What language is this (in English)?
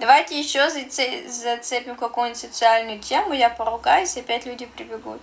Russian